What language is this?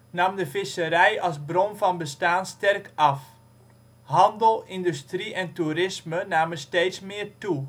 Dutch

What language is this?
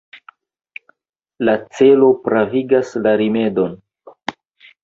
Esperanto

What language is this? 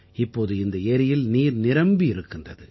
Tamil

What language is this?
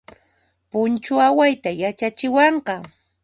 Puno Quechua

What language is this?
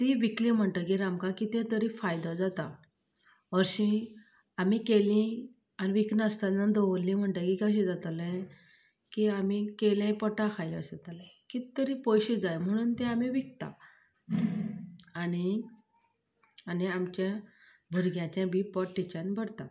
Konkani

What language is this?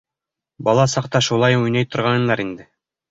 Bashkir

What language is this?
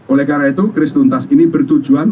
Indonesian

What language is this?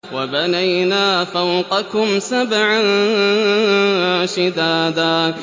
Arabic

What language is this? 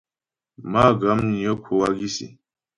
Ghomala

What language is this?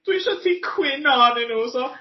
Welsh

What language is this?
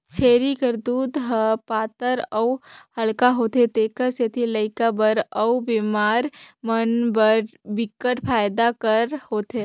Chhattisgarhi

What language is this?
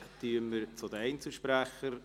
Swiss German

